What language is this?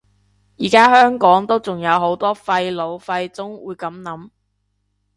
Cantonese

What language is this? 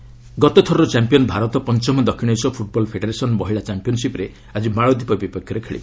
Odia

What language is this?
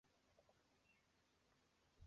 Chinese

